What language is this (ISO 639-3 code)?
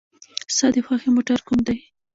pus